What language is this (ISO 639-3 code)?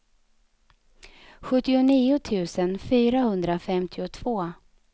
swe